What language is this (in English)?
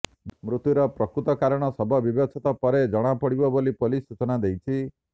Odia